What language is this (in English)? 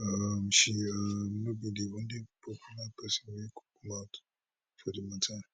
Nigerian Pidgin